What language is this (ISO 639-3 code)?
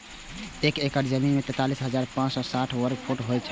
mai